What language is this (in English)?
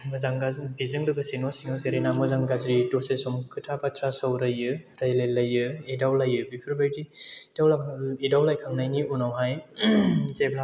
Bodo